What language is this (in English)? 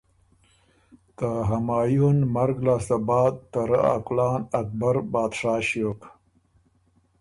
Ormuri